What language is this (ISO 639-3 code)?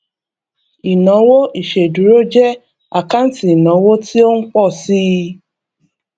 yor